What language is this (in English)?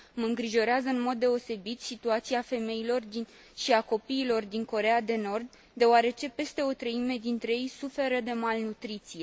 Romanian